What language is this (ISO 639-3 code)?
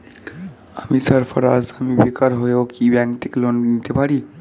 ben